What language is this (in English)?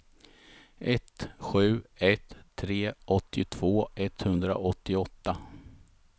Swedish